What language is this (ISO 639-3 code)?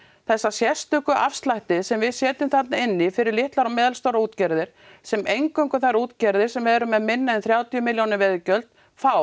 isl